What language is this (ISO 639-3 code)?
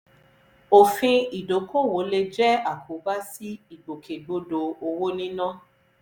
yor